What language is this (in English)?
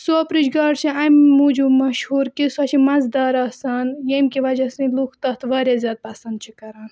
Kashmiri